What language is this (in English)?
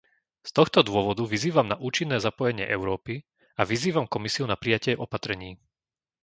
Slovak